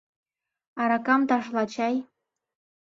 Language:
Mari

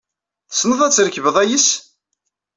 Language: Kabyle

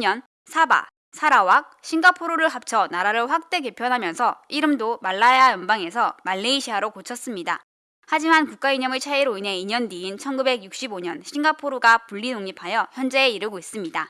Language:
Korean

